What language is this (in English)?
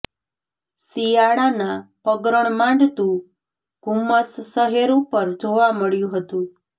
Gujarati